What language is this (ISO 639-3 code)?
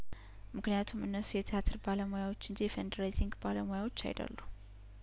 amh